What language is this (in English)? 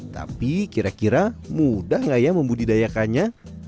Indonesian